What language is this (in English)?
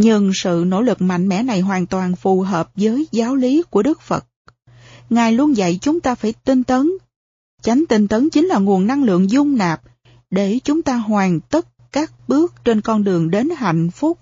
Vietnamese